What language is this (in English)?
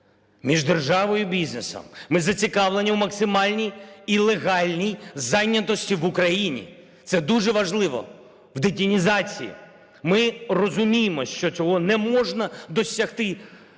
Ukrainian